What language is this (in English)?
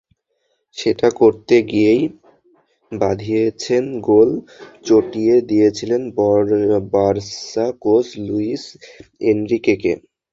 Bangla